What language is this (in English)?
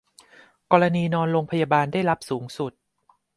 Thai